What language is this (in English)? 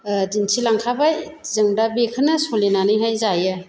Bodo